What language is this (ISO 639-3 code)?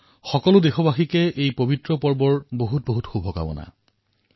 asm